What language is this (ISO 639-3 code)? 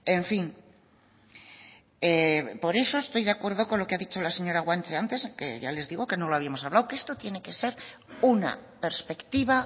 spa